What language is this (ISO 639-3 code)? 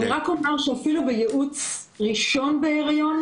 heb